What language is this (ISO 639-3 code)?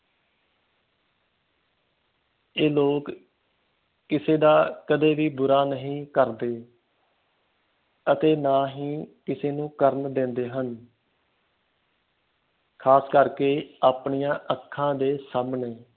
pan